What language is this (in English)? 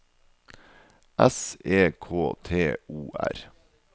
Norwegian